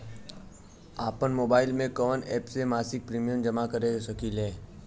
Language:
Bhojpuri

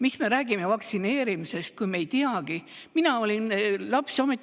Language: Estonian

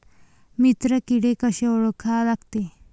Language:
Marathi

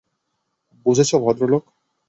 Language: Bangla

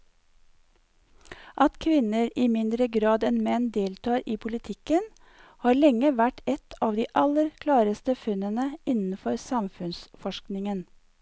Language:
Norwegian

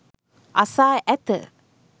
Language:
Sinhala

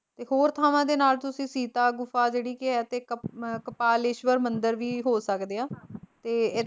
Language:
Punjabi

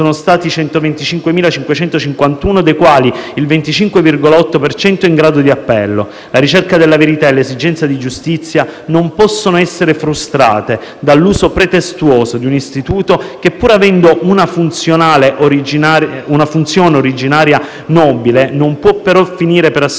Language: Italian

